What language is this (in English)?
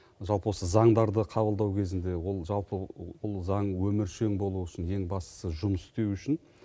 Kazakh